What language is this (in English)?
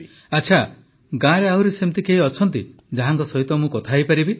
Odia